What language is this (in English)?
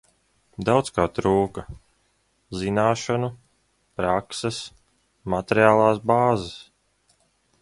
Latvian